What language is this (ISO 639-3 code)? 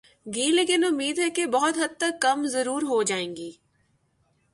urd